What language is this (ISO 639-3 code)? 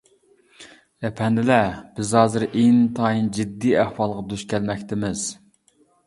uig